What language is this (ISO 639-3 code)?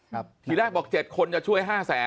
tha